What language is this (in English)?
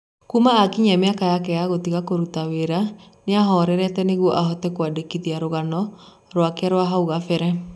Kikuyu